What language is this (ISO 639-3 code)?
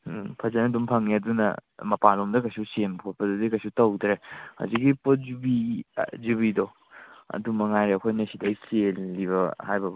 mni